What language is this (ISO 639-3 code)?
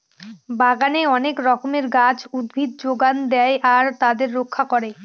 ben